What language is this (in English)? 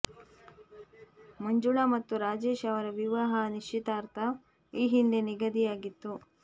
Kannada